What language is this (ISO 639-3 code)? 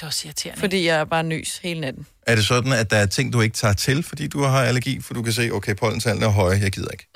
dan